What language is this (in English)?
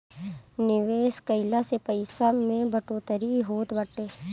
Bhojpuri